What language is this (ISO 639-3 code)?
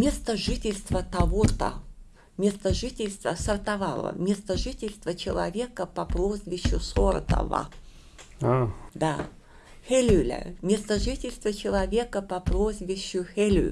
rus